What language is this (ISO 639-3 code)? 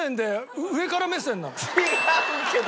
jpn